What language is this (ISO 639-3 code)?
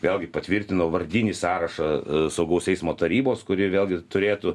lit